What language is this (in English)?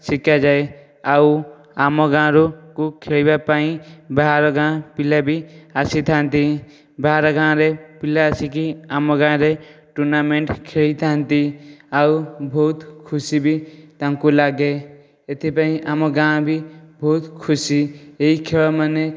Odia